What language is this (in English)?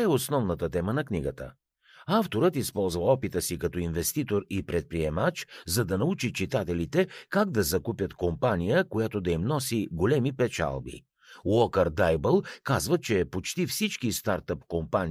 Bulgarian